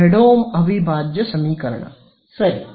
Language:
Kannada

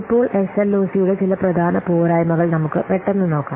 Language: Malayalam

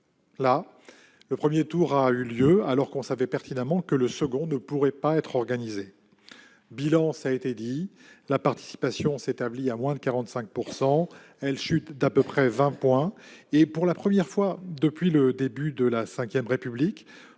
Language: French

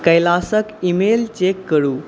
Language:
Maithili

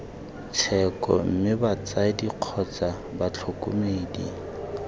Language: Tswana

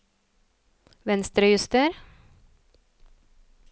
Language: Norwegian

